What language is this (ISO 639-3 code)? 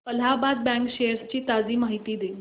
mar